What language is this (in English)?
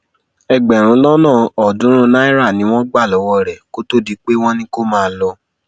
Yoruba